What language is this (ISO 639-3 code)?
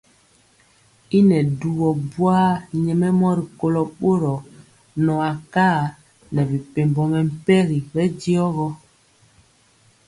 mcx